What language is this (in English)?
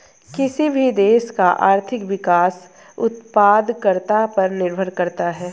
Hindi